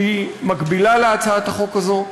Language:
Hebrew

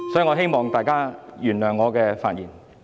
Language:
Cantonese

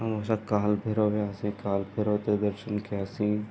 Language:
Sindhi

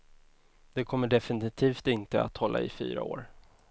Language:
Swedish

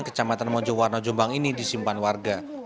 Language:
Indonesian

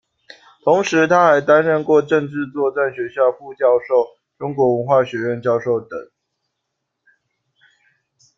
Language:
Chinese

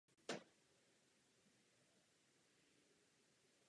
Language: Czech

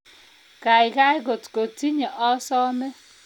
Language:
Kalenjin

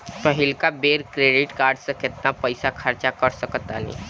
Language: Bhojpuri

